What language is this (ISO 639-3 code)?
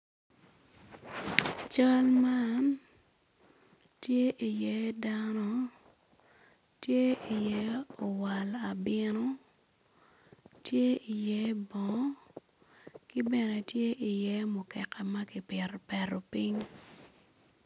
ach